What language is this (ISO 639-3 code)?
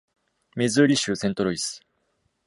jpn